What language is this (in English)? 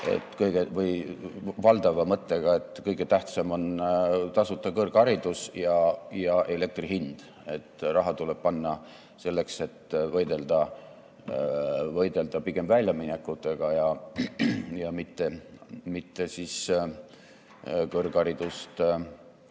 Estonian